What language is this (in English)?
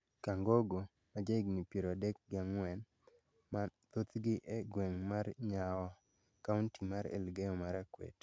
Luo (Kenya and Tanzania)